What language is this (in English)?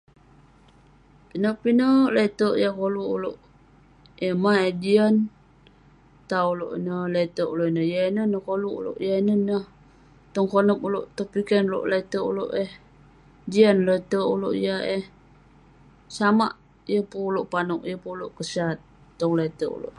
Western Penan